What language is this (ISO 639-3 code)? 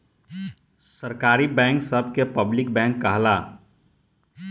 bho